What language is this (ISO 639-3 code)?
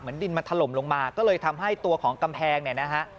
tha